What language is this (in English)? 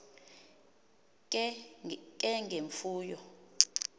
Xhosa